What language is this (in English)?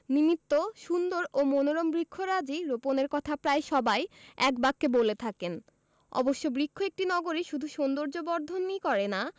Bangla